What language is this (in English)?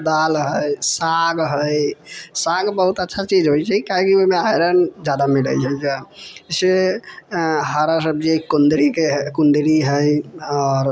Maithili